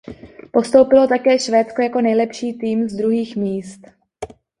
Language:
Czech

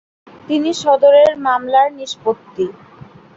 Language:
Bangla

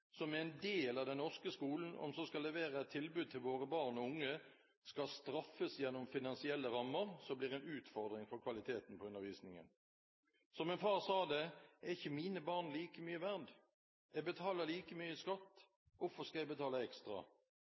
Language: Norwegian Bokmål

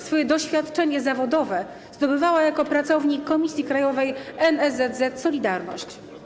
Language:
Polish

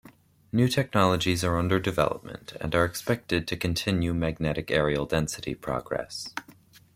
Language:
English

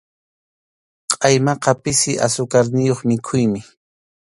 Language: Arequipa-La Unión Quechua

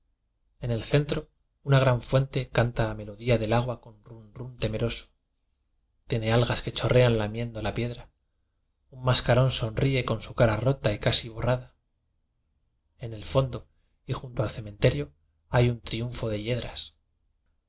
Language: Spanish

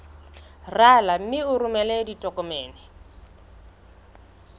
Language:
Southern Sotho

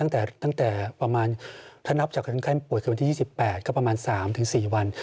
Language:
Thai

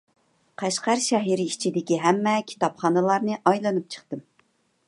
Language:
Uyghur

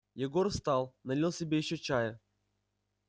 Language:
Russian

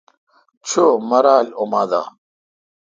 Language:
Kalkoti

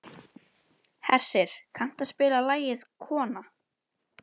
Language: Icelandic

